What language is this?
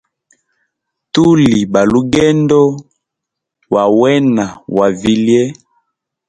Hemba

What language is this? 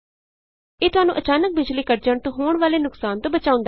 Punjabi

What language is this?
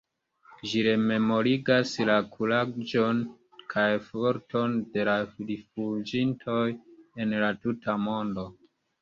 Esperanto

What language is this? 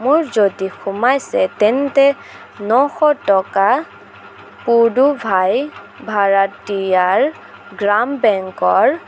Assamese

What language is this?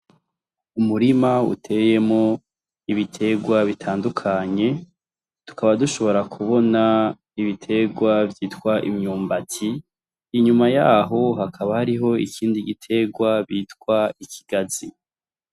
Rundi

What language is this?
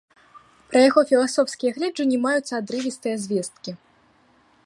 Belarusian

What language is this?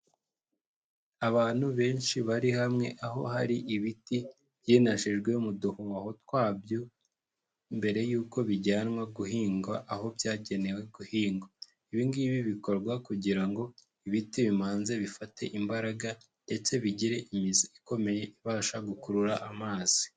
Kinyarwanda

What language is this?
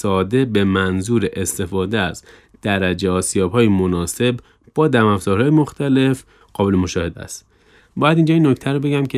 Persian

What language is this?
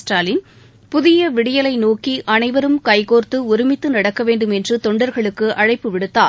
Tamil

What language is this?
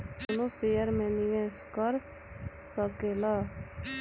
Bhojpuri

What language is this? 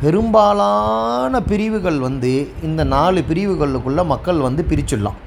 Tamil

